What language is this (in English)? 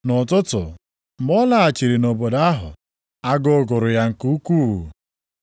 Igbo